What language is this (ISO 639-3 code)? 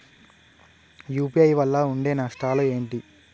tel